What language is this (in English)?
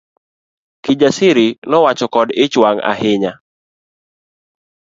Luo (Kenya and Tanzania)